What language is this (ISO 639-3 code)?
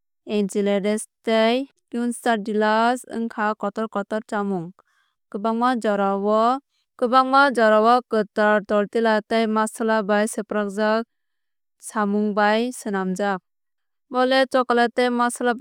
trp